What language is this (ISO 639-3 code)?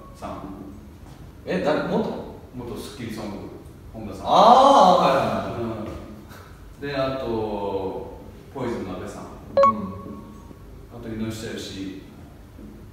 jpn